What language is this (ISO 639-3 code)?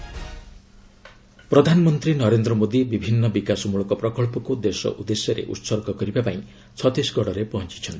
ori